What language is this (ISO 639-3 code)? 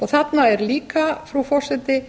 isl